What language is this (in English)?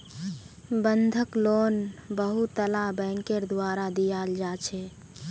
Magahi